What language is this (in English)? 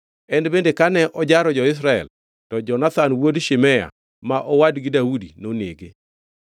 Luo (Kenya and Tanzania)